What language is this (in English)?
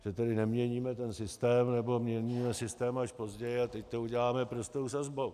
Czech